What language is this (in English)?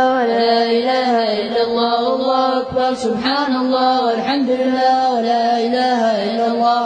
Arabic